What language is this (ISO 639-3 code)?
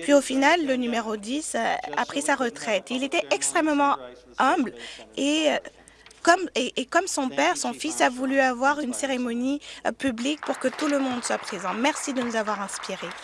fra